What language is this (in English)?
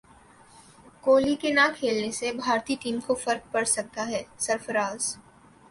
Urdu